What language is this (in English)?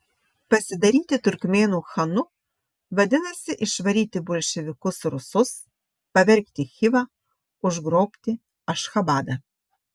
Lithuanian